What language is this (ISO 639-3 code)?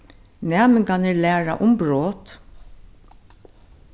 fao